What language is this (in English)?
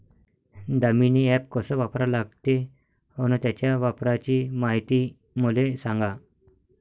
Marathi